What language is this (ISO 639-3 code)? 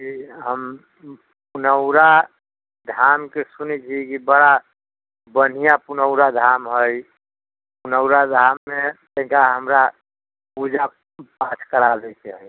mai